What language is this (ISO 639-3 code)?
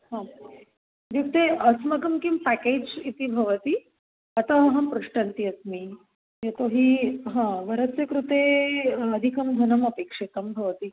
san